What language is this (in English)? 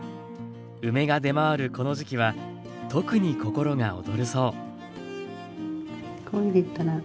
Japanese